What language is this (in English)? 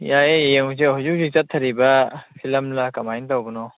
Manipuri